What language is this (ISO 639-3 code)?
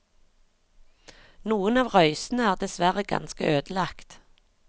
nor